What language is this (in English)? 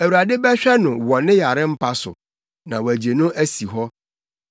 Akan